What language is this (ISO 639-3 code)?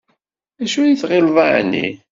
kab